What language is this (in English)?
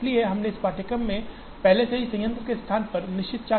Hindi